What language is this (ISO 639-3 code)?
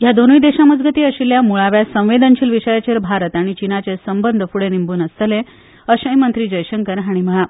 kok